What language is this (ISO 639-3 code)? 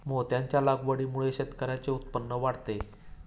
mar